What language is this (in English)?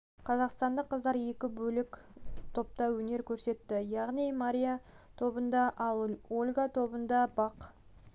Kazakh